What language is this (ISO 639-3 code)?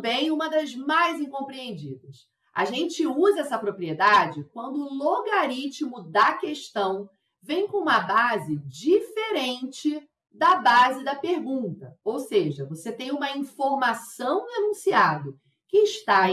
por